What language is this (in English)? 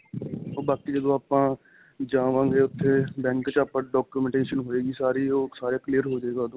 Punjabi